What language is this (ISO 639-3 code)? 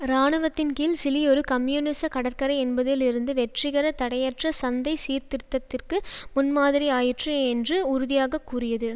tam